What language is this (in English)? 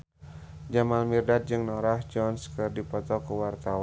Sundanese